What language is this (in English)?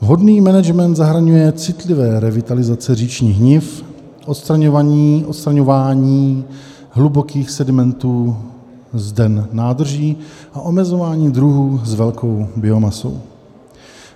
Czech